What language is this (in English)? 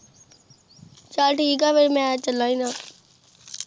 Punjabi